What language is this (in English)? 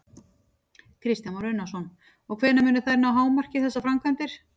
Icelandic